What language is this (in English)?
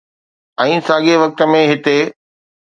Sindhi